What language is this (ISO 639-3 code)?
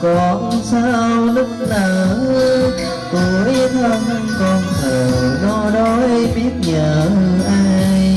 vie